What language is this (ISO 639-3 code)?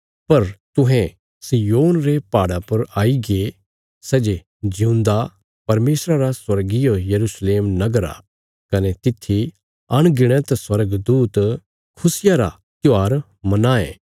kfs